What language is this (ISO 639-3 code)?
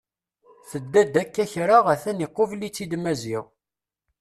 kab